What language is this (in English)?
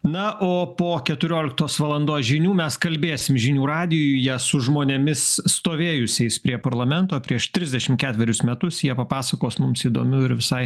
Lithuanian